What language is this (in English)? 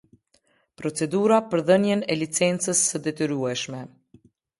Albanian